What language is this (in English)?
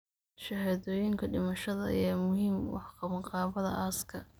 Somali